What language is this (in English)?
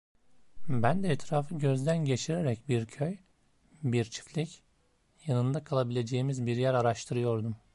Turkish